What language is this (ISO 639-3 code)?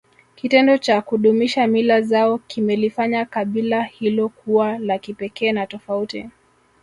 swa